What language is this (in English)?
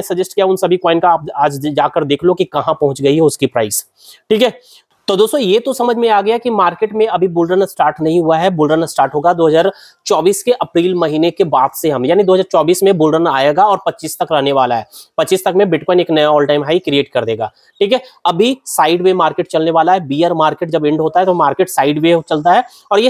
Hindi